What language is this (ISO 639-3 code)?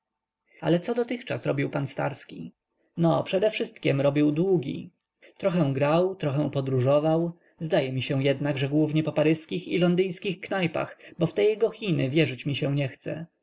pol